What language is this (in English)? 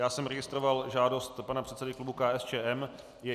Czech